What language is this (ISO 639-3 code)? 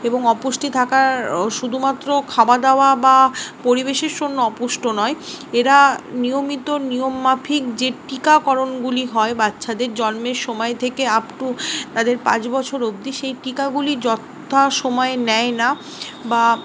ben